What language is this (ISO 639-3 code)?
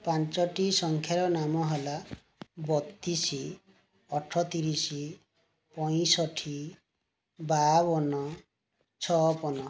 ori